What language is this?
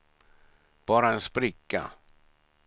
Swedish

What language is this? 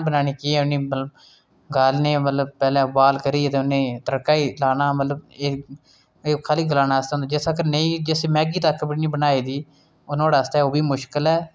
Dogri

